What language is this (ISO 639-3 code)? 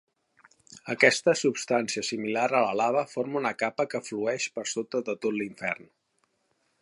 cat